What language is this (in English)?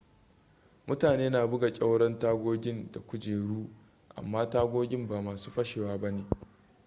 Hausa